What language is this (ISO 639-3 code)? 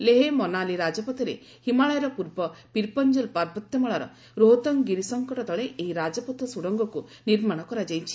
ori